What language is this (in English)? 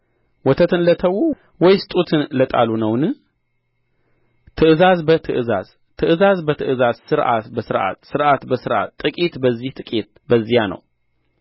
Amharic